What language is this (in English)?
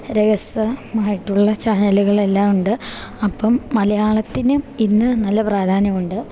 Malayalam